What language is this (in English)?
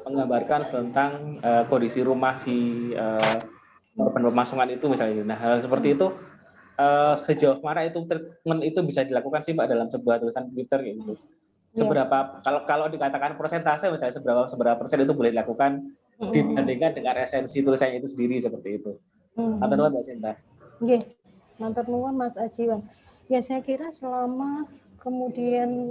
Indonesian